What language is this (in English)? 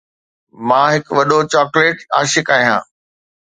Sindhi